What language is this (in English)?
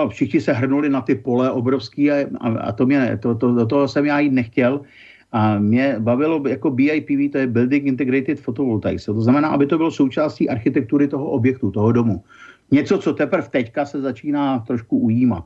Czech